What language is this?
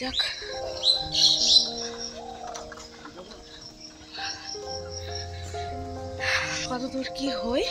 Polish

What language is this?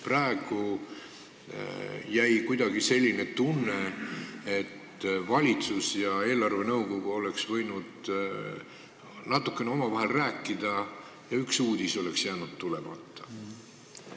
Estonian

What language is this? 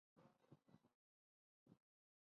Chinese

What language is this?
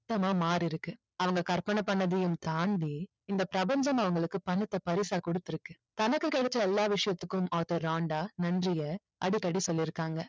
Tamil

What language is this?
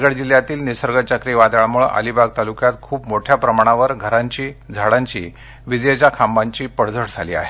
Marathi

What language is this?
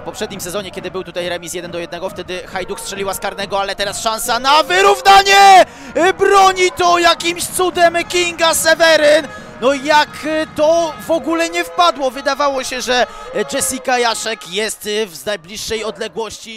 Polish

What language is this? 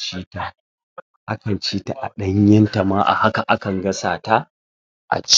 Hausa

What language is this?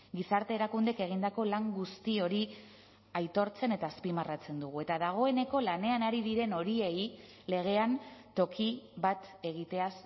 Basque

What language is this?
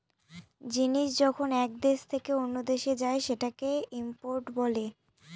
Bangla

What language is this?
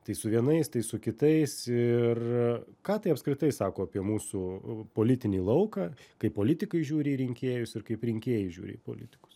Lithuanian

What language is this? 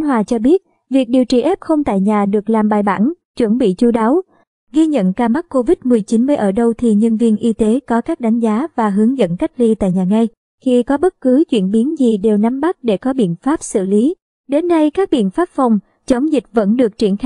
Vietnamese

